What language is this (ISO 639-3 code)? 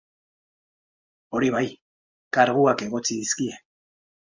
eus